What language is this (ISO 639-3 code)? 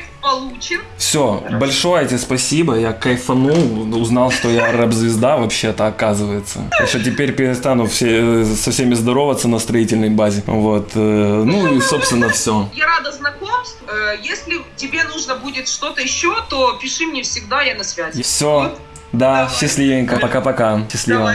rus